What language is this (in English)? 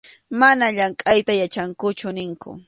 Arequipa-La Unión Quechua